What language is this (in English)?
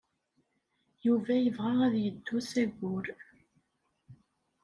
Kabyle